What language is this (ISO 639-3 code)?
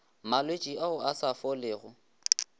nso